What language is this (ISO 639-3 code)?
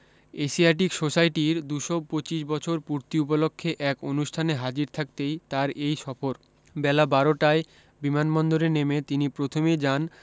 ben